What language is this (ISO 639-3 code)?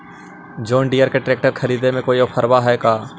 mag